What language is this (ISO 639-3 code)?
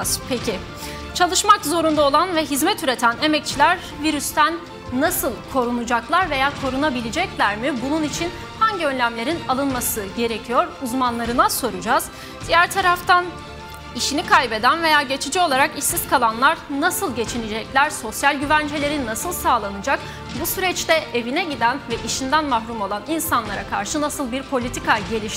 tur